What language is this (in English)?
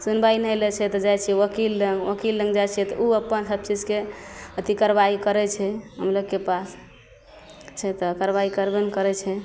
Maithili